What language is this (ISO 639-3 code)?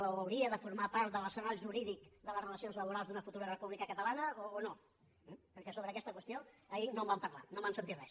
cat